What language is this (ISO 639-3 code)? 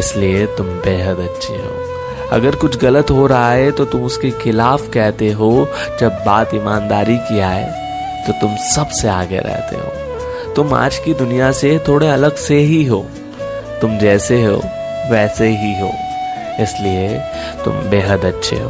hin